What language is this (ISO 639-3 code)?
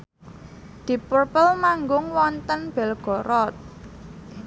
jav